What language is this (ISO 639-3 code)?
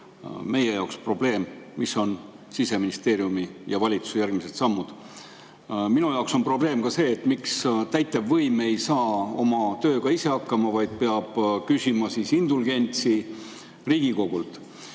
est